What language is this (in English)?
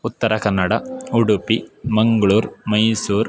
Sanskrit